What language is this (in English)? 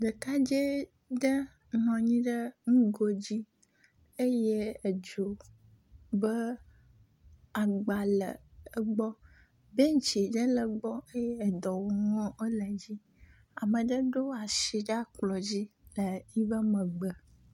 Ewe